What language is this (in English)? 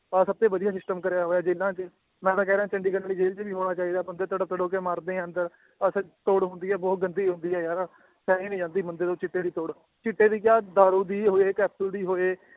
Punjabi